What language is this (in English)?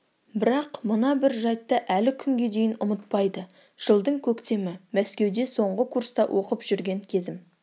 Kazakh